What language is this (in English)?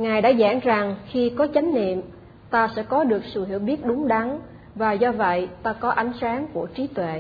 Vietnamese